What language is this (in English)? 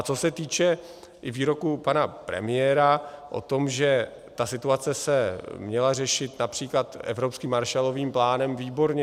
Czech